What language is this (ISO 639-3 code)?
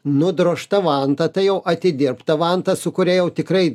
lit